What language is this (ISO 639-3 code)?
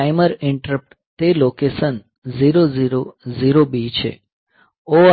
guj